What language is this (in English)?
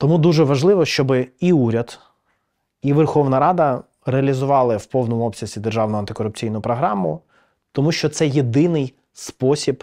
Ukrainian